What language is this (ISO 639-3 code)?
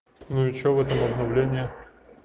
rus